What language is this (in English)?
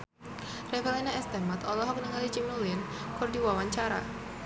Sundanese